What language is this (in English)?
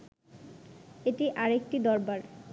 Bangla